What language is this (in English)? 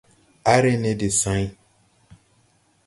Tupuri